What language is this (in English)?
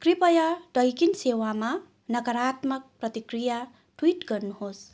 Nepali